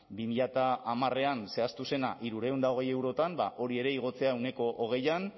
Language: Basque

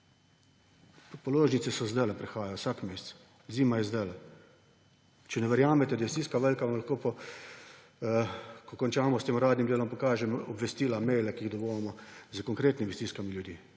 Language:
Slovenian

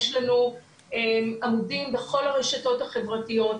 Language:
Hebrew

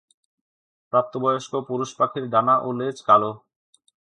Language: Bangla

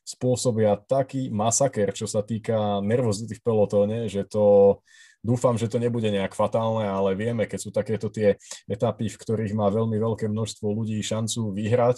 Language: Slovak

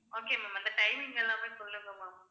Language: Tamil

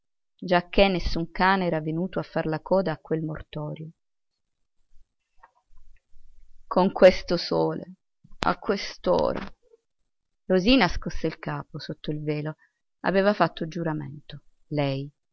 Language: Italian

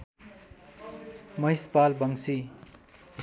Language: Nepali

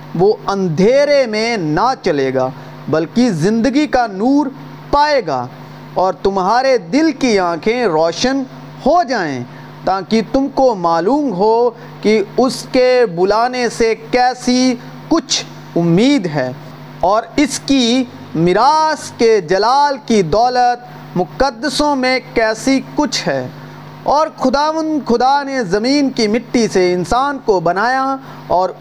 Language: Urdu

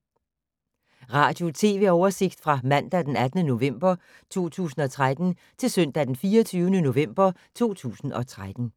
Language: Danish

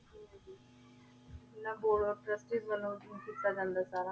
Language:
Punjabi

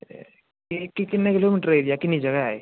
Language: Dogri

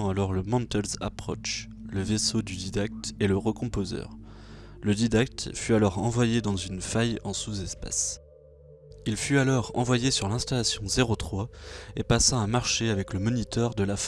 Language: French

